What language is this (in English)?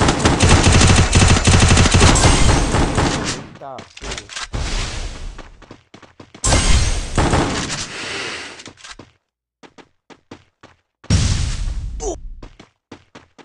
Portuguese